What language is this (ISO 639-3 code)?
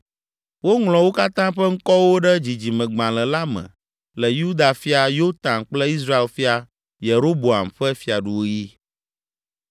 ewe